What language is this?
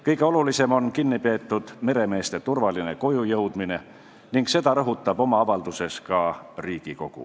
Estonian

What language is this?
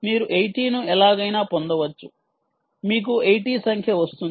Telugu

